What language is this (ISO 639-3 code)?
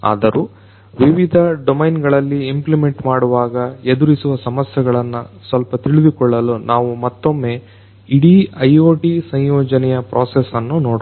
kan